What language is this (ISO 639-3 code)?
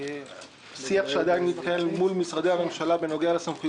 heb